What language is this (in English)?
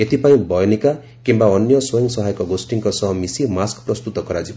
Odia